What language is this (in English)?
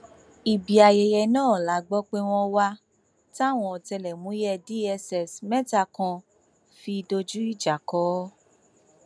Yoruba